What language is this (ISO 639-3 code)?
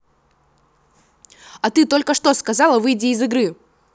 rus